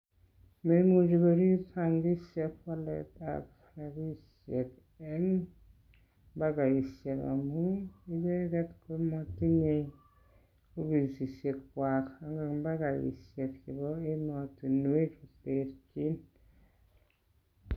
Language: Kalenjin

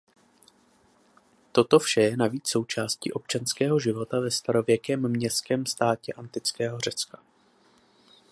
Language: Czech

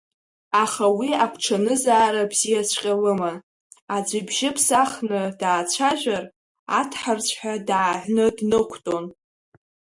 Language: Abkhazian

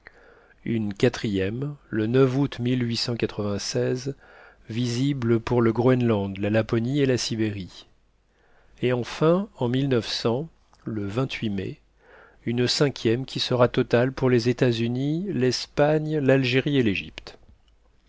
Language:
French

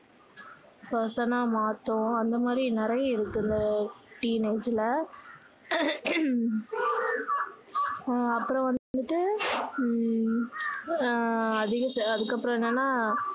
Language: Tamil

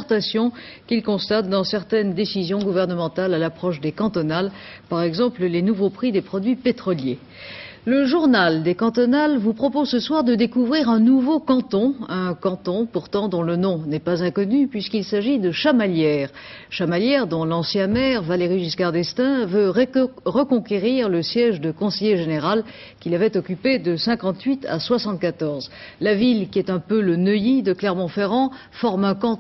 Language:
French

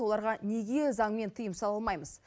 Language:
Kazakh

